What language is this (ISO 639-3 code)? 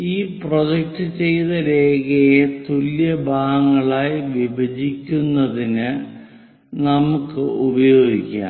mal